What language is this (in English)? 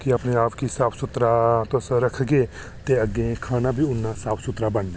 Dogri